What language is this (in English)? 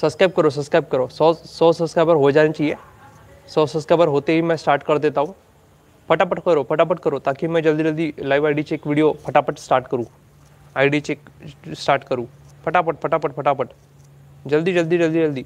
Hindi